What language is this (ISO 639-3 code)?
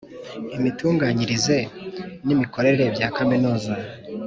kin